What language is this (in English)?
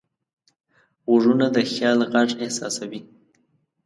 Pashto